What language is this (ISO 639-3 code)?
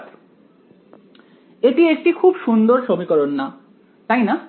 ben